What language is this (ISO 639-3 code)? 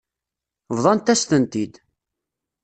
kab